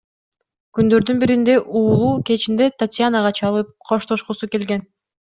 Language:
Kyrgyz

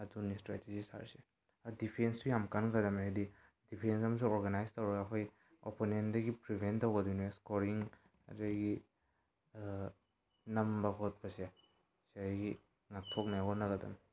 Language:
Manipuri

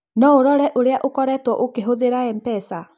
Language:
Kikuyu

